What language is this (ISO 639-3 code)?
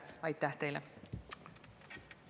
est